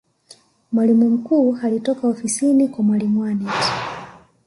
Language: Swahili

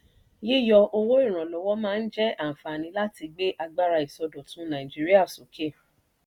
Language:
Yoruba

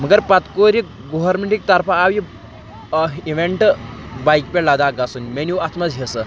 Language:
Kashmiri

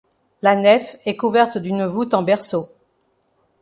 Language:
French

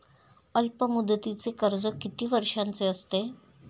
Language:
Marathi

